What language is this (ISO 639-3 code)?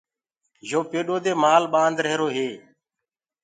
ggg